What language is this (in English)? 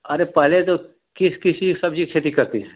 Hindi